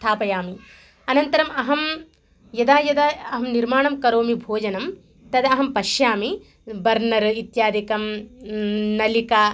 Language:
Sanskrit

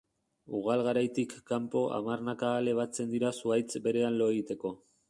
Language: Basque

